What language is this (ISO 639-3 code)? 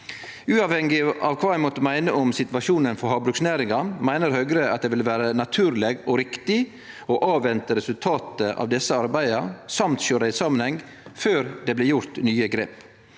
nor